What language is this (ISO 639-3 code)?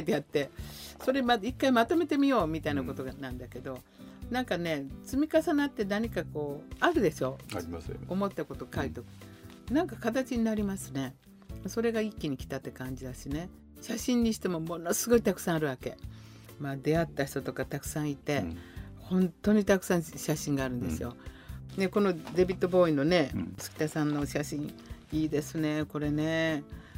jpn